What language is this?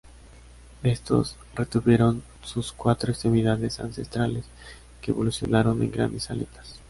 Spanish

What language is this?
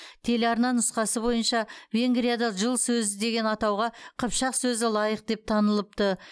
Kazakh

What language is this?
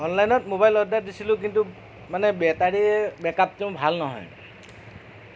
Assamese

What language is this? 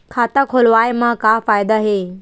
Chhattisgarhi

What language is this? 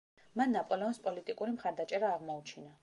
Georgian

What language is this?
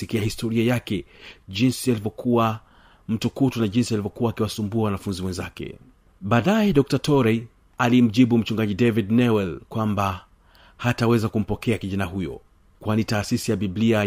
Swahili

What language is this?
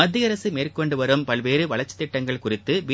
Tamil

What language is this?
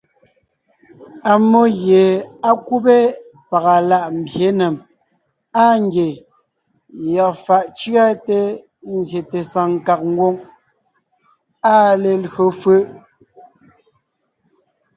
Ngiemboon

